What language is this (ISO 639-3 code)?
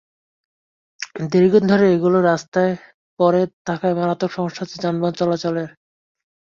ben